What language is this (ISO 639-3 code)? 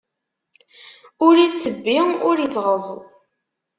kab